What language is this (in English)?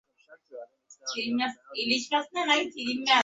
Bangla